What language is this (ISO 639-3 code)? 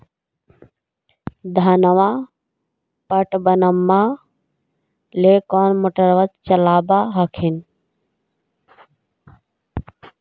mag